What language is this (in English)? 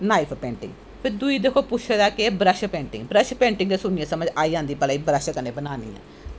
Dogri